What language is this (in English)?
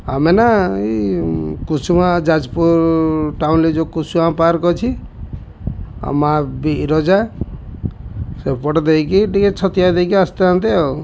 Odia